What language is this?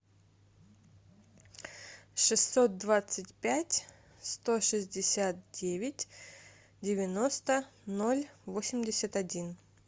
Russian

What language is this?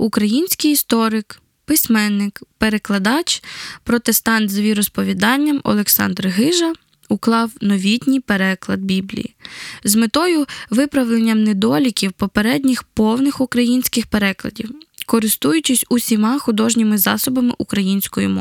Ukrainian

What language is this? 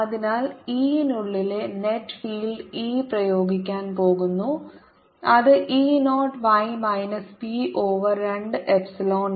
Malayalam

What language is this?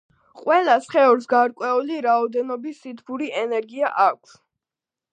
Georgian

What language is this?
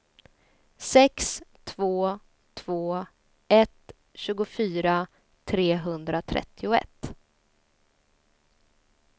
Swedish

